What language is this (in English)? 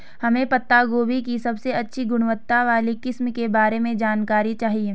Hindi